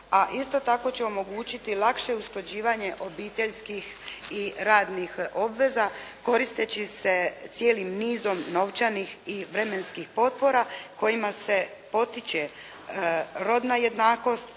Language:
Croatian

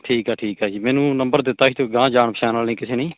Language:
Punjabi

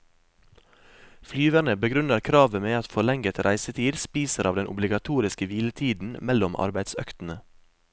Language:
Norwegian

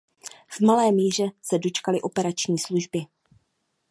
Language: Czech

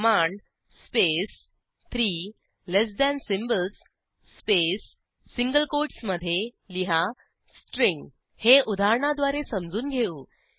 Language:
Marathi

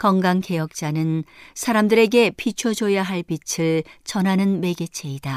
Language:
Korean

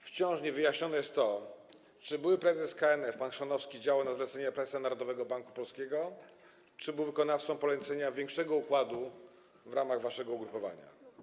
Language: Polish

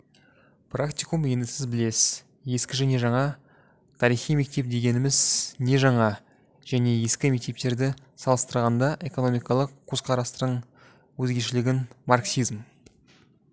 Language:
Kazakh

